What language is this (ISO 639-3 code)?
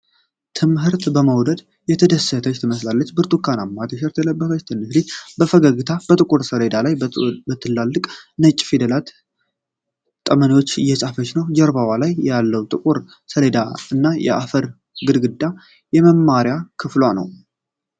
amh